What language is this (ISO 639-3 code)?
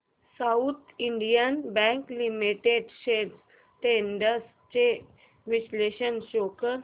mar